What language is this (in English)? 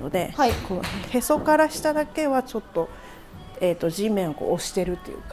Japanese